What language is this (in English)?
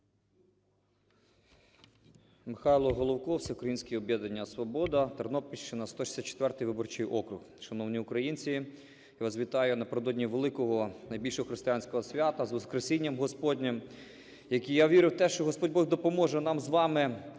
Ukrainian